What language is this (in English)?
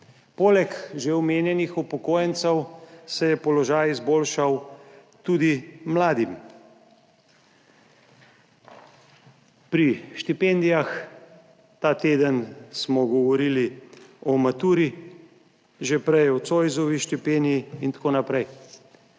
Slovenian